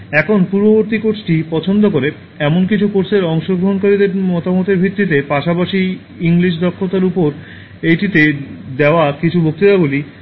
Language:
Bangla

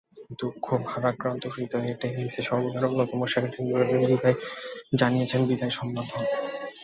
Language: Bangla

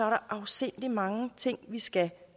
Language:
Danish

